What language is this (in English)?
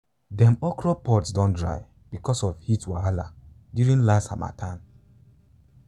Nigerian Pidgin